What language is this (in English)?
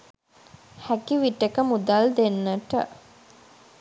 Sinhala